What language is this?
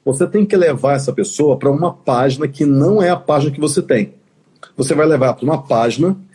Portuguese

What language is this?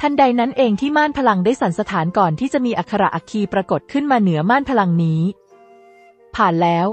Thai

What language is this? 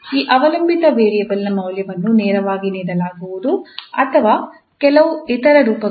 Kannada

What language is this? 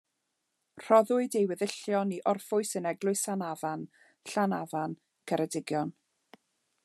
Welsh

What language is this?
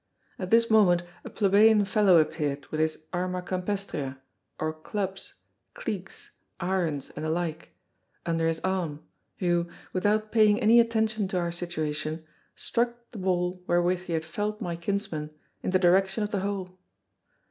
English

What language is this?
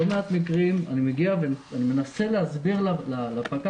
Hebrew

